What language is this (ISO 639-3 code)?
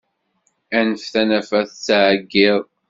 kab